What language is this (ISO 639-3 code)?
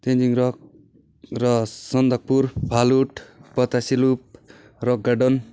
nep